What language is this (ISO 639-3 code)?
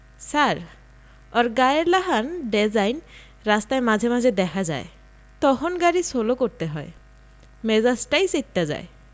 ben